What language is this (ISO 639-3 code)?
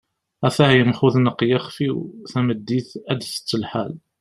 kab